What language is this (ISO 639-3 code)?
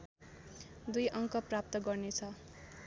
nep